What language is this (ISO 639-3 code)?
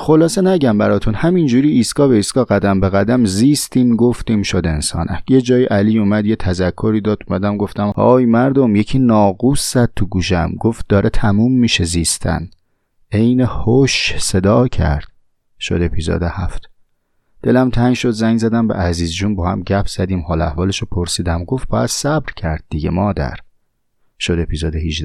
fas